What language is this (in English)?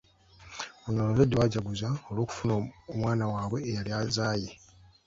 Ganda